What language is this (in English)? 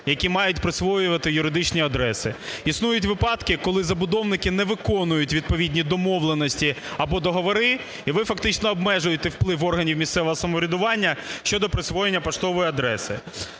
Ukrainian